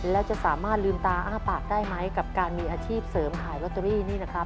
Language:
Thai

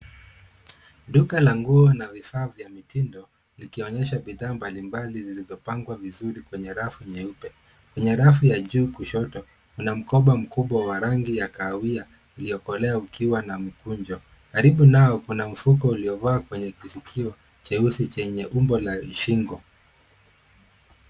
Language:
Swahili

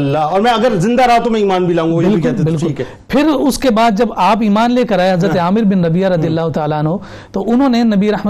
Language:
Urdu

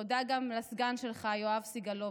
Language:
Hebrew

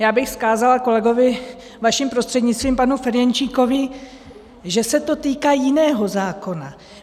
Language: Czech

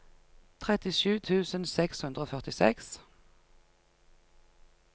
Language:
Norwegian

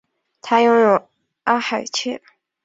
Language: Chinese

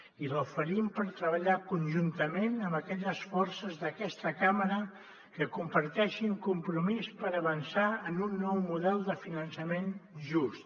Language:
Catalan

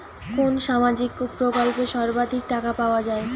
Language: Bangla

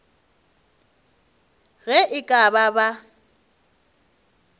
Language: Northern Sotho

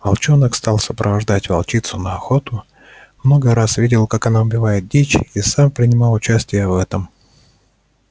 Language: Russian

